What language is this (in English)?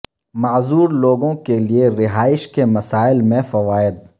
Urdu